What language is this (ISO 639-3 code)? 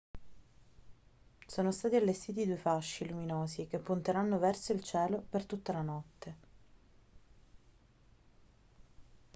ita